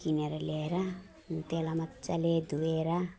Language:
Nepali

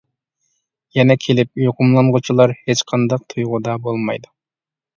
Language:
Uyghur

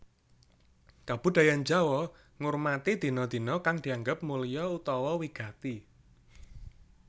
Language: Javanese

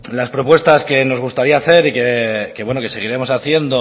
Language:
Spanish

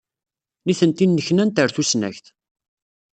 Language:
Kabyle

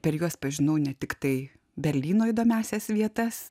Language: Lithuanian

